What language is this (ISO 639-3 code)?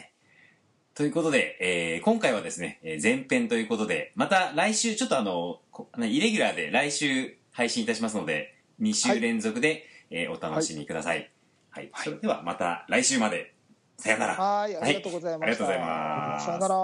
jpn